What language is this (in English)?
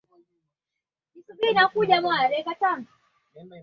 Swahili